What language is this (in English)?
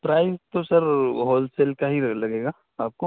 Urdu